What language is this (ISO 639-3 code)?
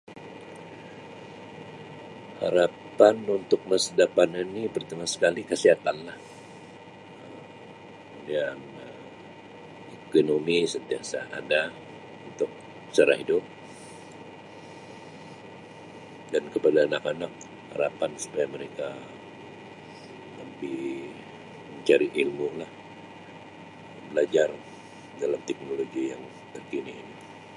msi